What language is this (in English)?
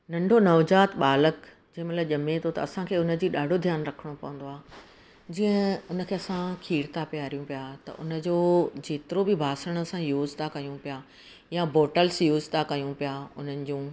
Sindhi